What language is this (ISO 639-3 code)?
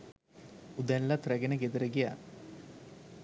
sin